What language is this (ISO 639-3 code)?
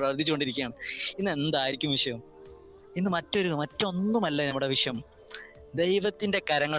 mal